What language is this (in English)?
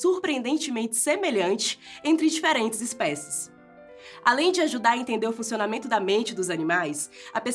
Portuguese